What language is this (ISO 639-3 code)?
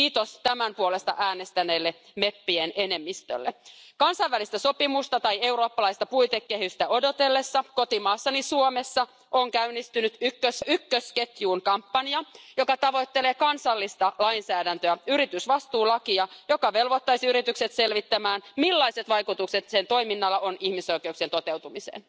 fin